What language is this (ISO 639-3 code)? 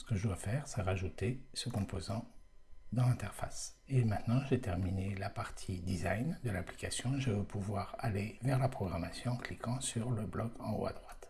fra